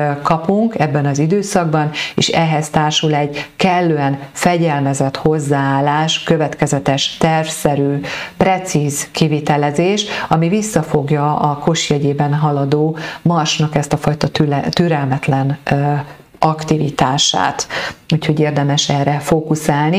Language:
Hungarian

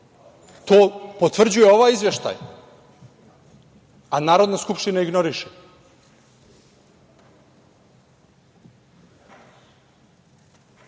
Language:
Serbian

